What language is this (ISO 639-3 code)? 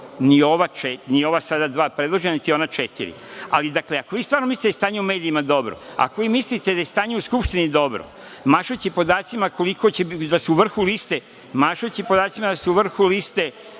srp